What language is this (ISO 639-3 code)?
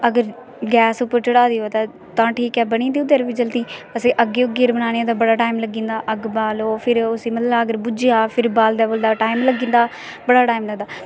doi